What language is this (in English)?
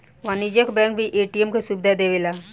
Bhojpuri